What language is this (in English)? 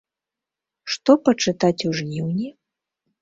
Belarusian